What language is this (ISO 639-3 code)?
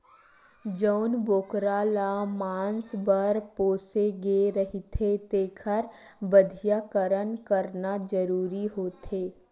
hne